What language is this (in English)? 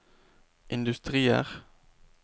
Norwegian